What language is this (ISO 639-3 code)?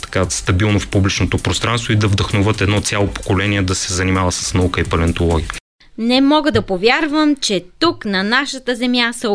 bul